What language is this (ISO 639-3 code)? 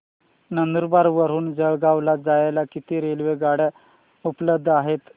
mar